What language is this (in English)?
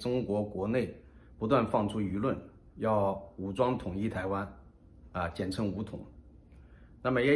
Chinese